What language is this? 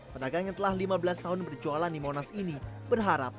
Indonesian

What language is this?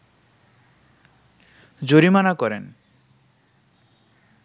Bangla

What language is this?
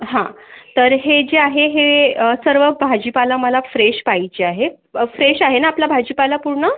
Marathi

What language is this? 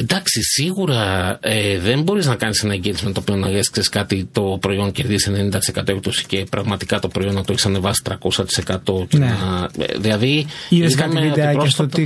Greek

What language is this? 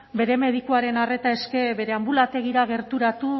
Basque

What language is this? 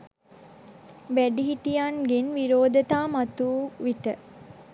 Sinhala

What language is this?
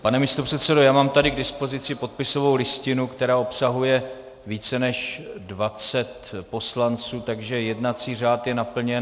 Czech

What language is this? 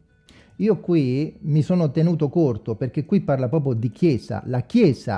Italian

